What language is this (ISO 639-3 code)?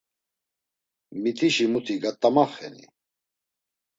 lzz